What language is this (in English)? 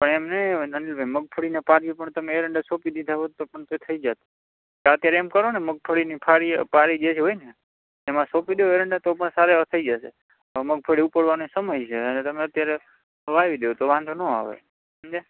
Gujarati